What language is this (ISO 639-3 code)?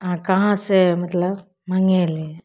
mai